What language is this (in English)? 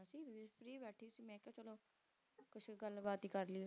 Punjabi